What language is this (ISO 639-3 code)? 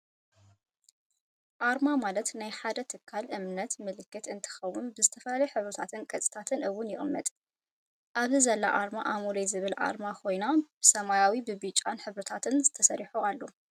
tir